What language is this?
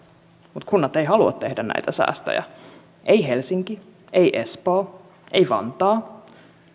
Finnish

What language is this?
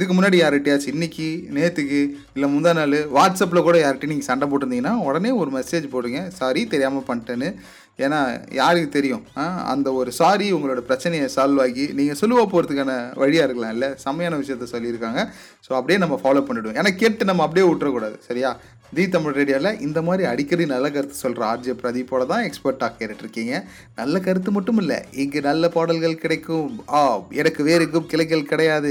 Tamil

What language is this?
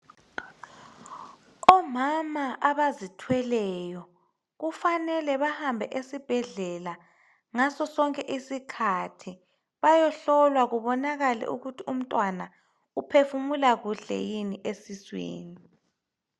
North Ndebele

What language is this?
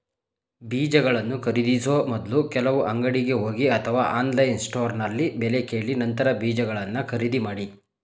Kannada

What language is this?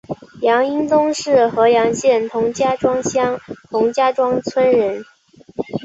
Chinese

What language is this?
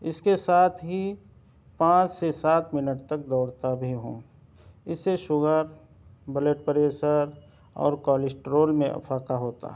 Urdu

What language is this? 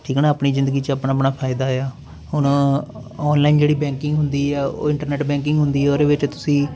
Punjabi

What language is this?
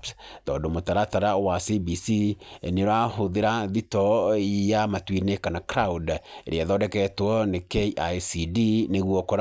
Kikuyu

